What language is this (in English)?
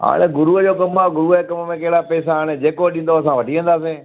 Sindhi